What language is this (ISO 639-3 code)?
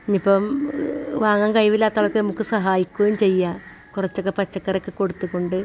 mal